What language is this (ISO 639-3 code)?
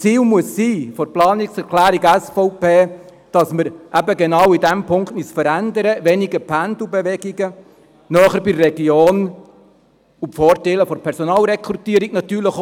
gsw